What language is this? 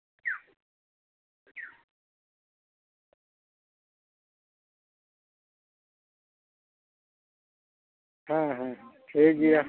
Santali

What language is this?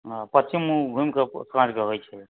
Maithili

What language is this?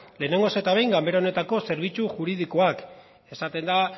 Basque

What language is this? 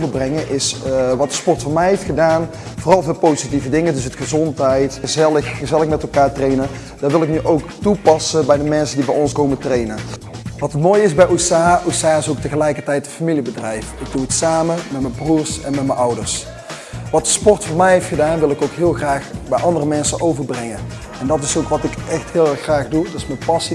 Dutch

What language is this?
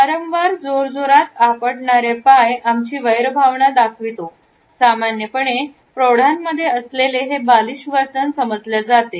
Marathi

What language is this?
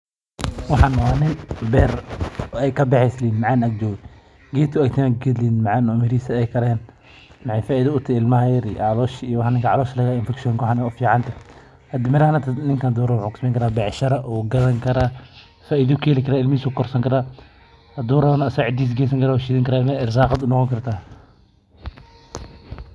Somali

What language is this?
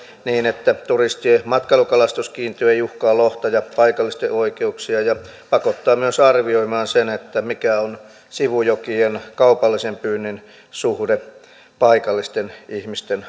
Finnish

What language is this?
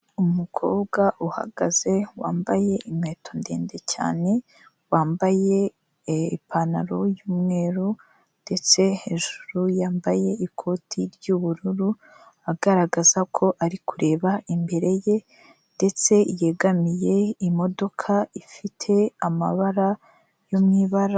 Kinyarwanda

